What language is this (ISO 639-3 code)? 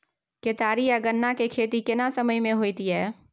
mai